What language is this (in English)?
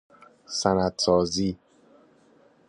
Persian